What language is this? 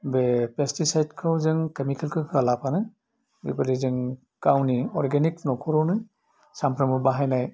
Bodo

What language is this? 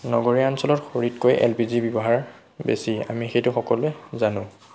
Assamese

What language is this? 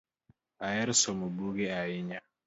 Luo (Kenya and Tanzania)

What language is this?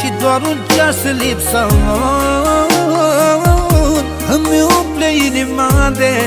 Romanian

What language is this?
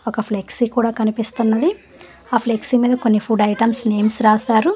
Telugu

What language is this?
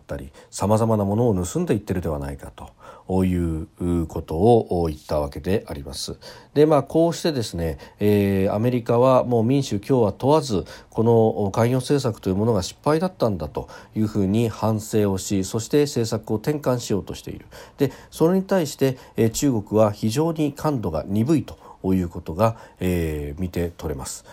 Japanese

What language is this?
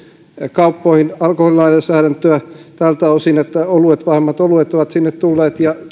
Finnish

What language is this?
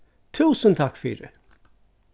Faroese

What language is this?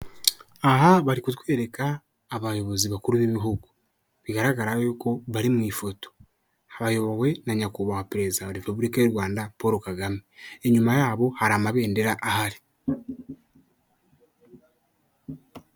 Kinyarwanda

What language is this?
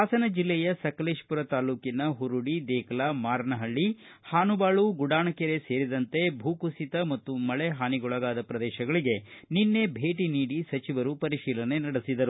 Kannada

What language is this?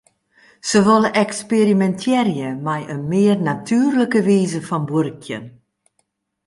Western Frisian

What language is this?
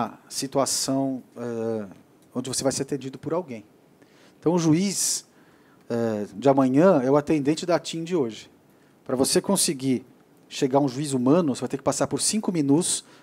Portuguese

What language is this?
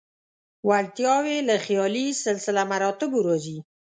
Pashto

